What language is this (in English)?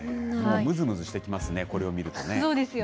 Japanese